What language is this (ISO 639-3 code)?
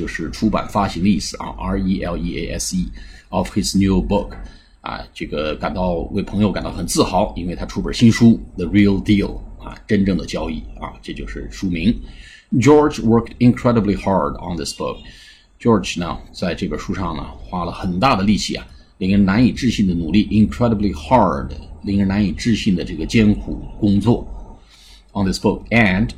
zho